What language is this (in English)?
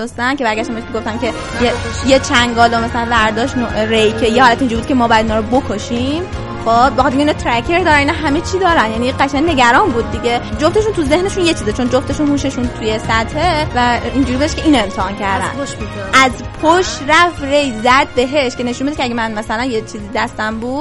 Persian